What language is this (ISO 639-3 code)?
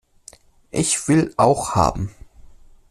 deu